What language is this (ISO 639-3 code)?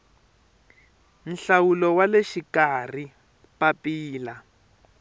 tso